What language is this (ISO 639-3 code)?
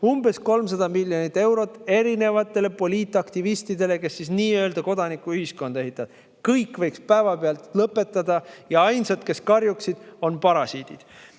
est